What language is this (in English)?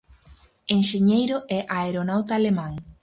Galician